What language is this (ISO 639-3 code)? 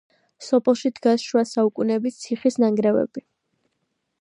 kat